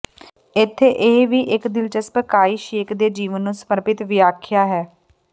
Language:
Punjabi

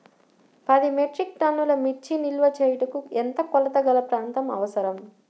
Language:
Telugu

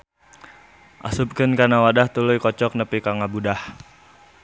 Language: Sundanese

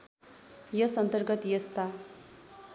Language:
Nepali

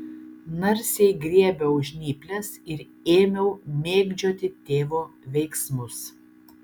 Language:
Lithuanian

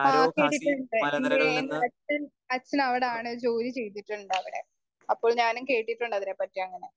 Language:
Malayalam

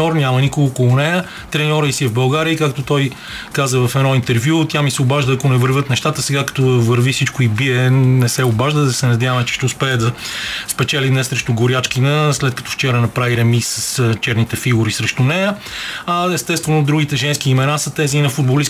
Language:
Bulgarian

